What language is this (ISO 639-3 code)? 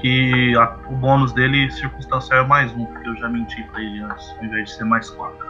por